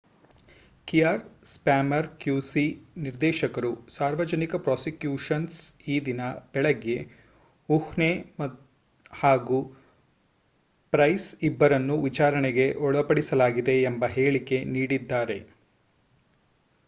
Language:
Kannada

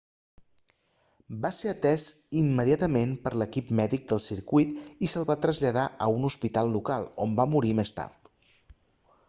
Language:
Catalan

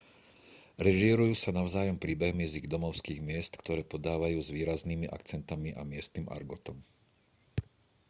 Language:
Slovak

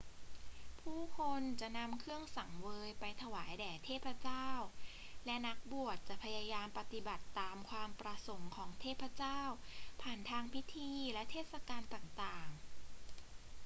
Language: Thai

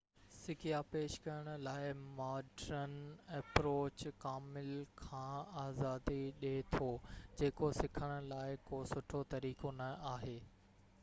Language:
Sindhi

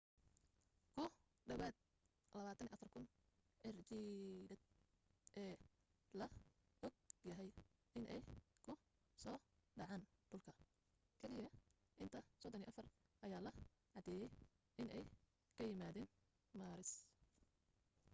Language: Somali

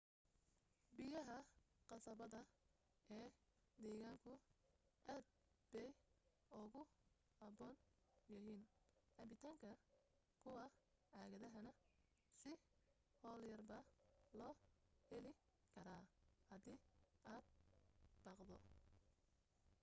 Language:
Somali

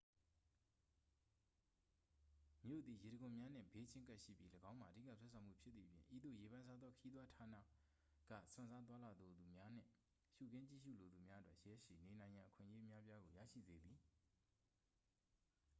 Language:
Burmese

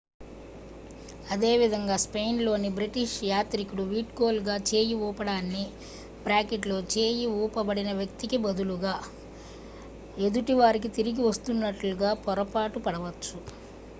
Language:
Telugu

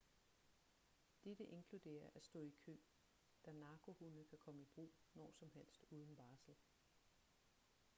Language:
Danish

